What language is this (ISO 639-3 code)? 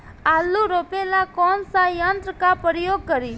bho